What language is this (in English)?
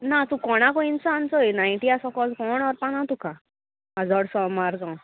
Konkani